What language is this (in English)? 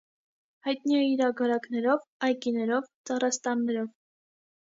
Armenian